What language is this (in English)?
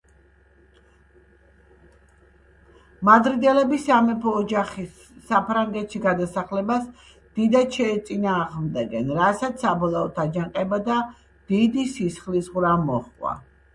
Georgian